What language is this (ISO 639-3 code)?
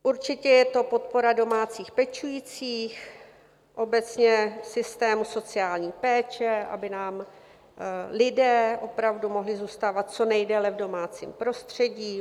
ces